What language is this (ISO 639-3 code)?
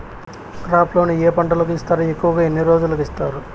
tel